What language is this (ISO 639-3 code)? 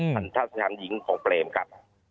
tha